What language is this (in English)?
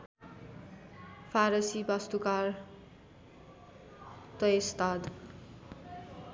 Nepali